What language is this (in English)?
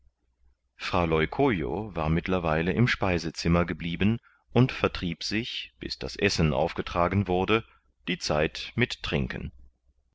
German